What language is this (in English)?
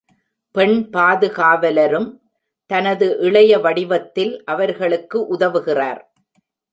Tamil